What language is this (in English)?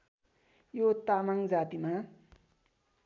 Nepali